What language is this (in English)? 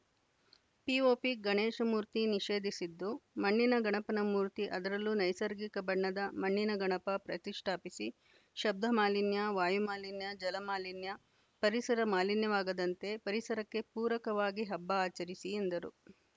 Kannada